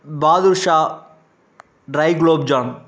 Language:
Tamil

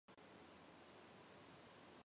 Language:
Chinese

